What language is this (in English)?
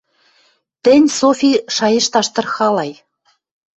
Western Mari